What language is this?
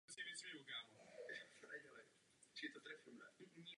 Czech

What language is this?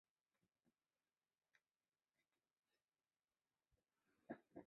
Chinese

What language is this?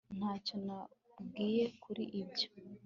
Kinyarwanda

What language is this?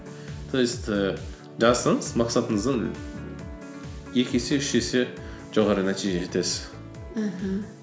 Kazakh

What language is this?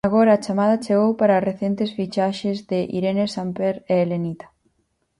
Galician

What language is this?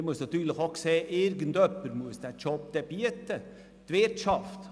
Swiss German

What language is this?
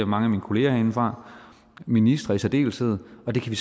Danish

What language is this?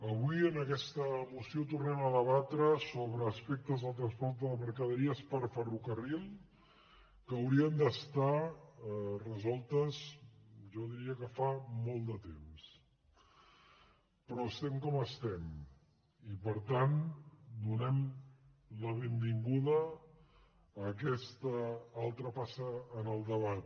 Catalan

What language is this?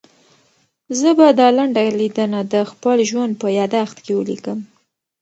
Pashto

